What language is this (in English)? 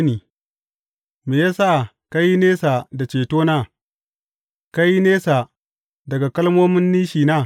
Hausa